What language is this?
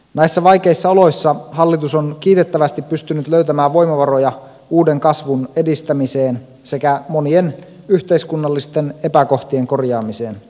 Finnish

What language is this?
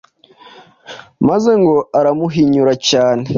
Kinyarwanda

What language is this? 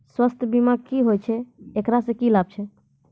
Maithili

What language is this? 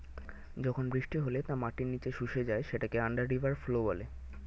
Bangla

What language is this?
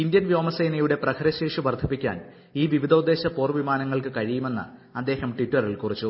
Malayalam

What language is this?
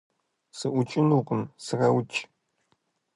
Kabardian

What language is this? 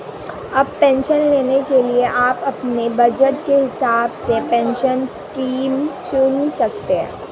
Hindi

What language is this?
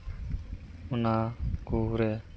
Santali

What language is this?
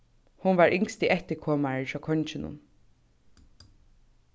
Faroese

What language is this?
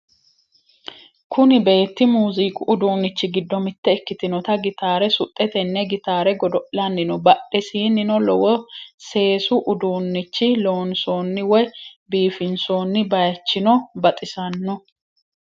Sidamo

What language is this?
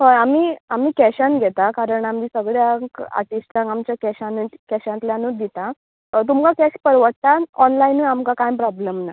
Konkani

